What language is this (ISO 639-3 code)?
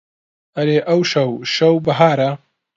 ckb